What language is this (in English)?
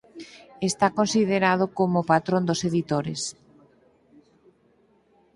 Galician